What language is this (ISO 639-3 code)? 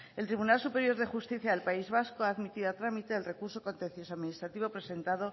spa